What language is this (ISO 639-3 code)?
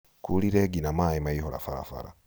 kik